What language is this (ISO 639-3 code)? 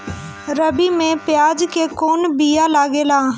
bho